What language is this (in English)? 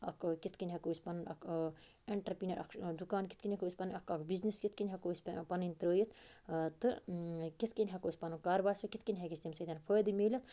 Kashmiri